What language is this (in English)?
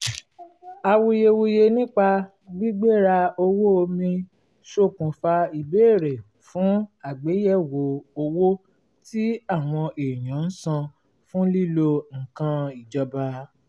Yoruba